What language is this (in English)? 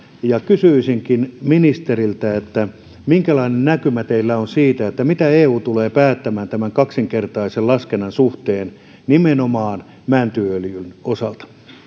Finnish